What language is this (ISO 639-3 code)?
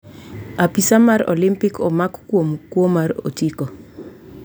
luo